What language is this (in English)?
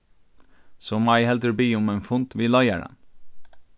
Faroese